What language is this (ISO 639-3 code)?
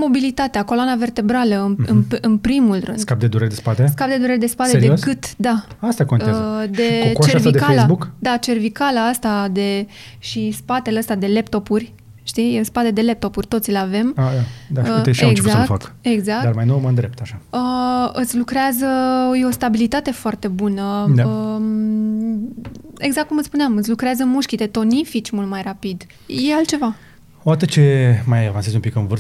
ron